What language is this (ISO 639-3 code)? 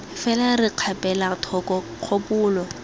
tsn